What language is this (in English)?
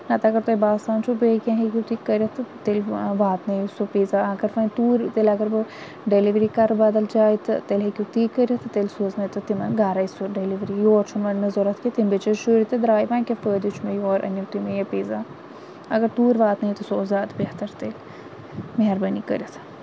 Kashmiri